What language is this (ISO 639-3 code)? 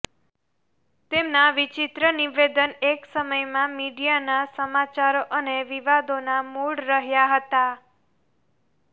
guj